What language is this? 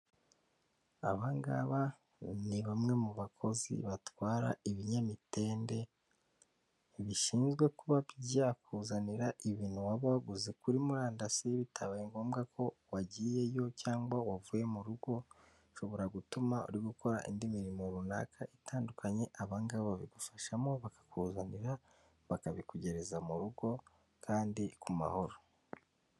Kinyarwanda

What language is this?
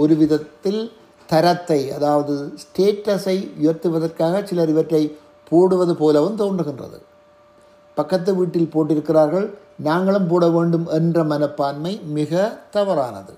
Tamil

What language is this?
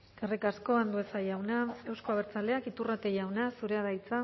Basque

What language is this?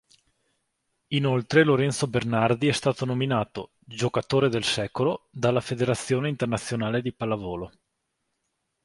Italian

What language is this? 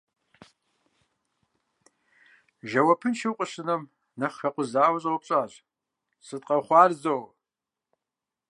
Kabardian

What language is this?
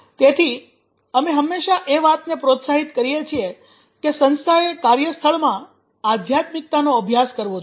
Gujarati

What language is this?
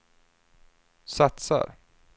Swedish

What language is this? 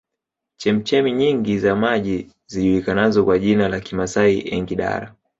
Swahili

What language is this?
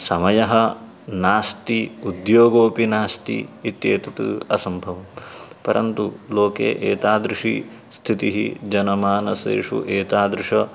Sanskrit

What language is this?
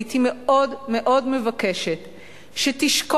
Hebrew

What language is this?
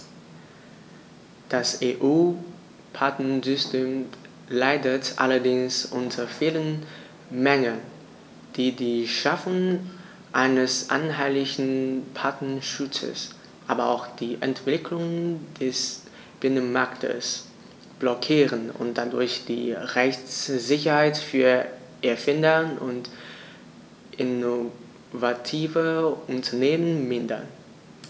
German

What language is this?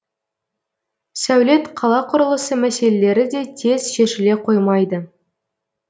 Kazakh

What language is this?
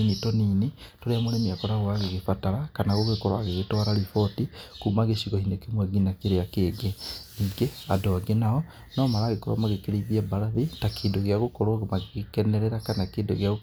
Kikuyu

